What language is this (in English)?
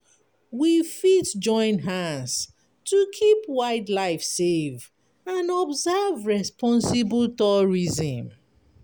Nigerian Pidgin